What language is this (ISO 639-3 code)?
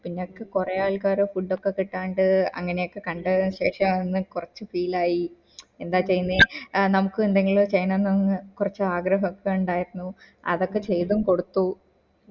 mal